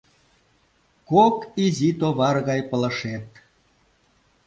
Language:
Mari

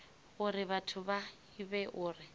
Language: Venda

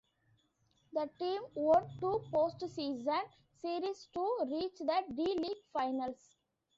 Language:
English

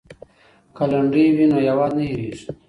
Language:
Pashto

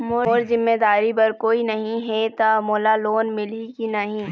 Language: Chhattisgarhi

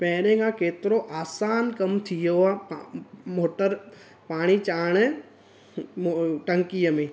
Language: Sindhi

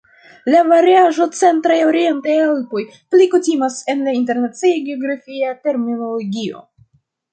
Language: Esperanto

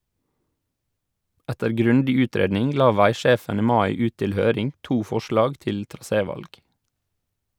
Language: Norwegian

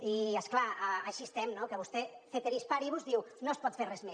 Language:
Catalan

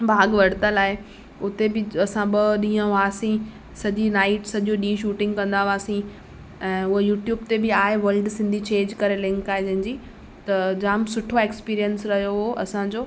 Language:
Sindhi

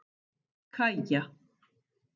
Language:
Icelandic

